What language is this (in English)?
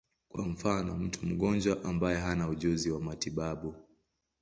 Swahili